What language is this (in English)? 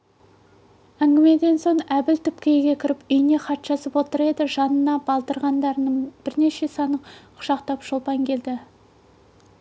Kazakh